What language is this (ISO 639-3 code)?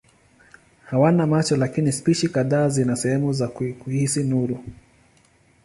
swa